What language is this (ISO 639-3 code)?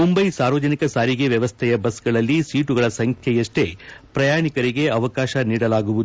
kan